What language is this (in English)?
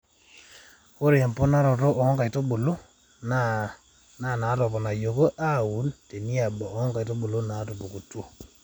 Masai